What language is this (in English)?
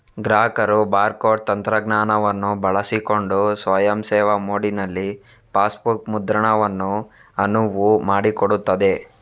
Kannada